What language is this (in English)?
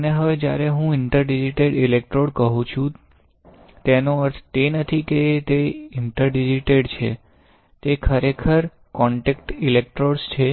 Gujarati